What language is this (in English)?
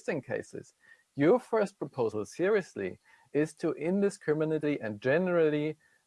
English